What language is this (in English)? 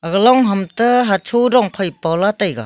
Wancho Naga